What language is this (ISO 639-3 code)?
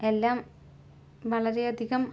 mal